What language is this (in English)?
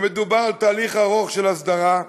Hebrew